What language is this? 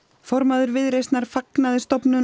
Icelandic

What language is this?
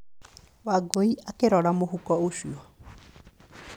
Kikuyu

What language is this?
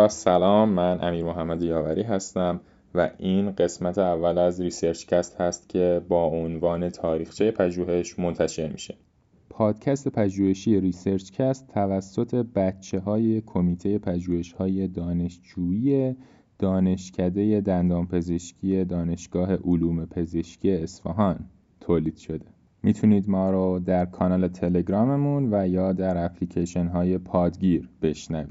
Persian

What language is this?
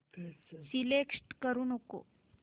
Marathi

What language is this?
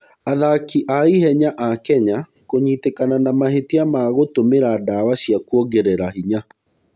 Kikuyu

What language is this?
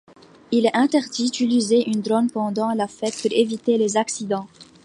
French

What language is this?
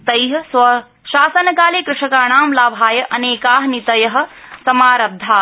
Sanskrit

